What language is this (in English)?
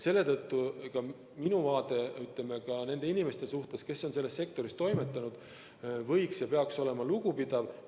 Estonian